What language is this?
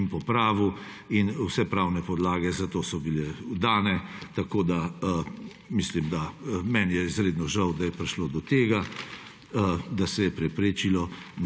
Slovenian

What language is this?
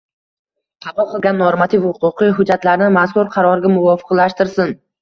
Uzbek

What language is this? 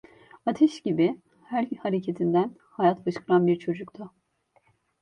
Turkish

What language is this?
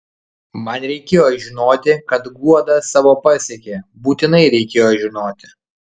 Lithuanian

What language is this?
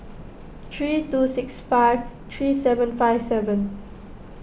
English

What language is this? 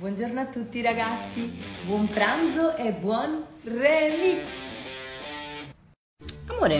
Italian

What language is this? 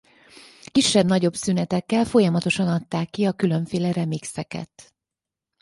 Hungarian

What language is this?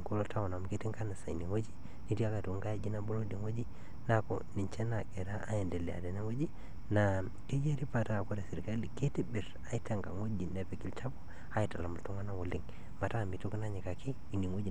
Masai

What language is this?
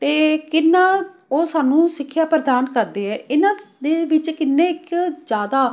Punjabi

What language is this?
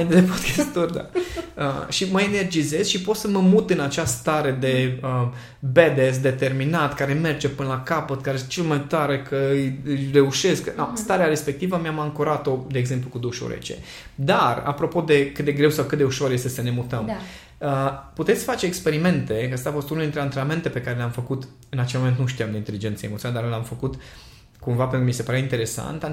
Romanian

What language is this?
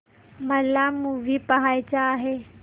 Marathi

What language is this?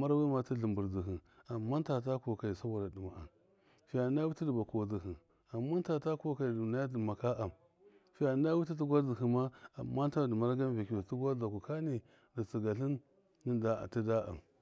Miya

